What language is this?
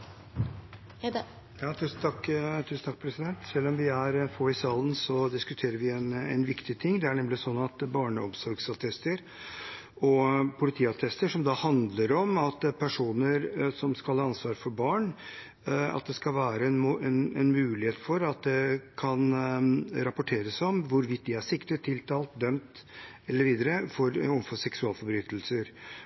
Norwegian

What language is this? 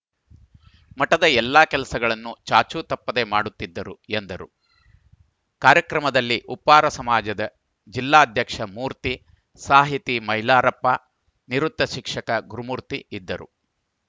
Kannada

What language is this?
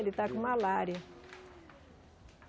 Portuguese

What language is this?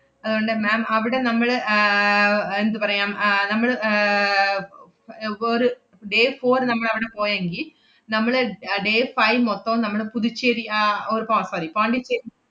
Malayalam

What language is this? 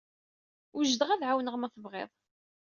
Kabyle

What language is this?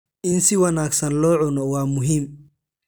Somali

